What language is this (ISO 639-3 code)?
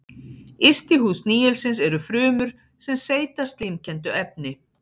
isl